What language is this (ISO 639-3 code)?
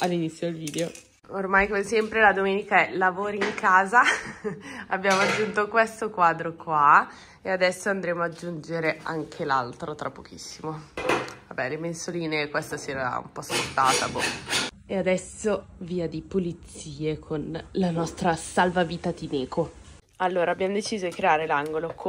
ita